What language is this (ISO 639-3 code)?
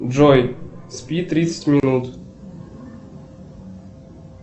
rus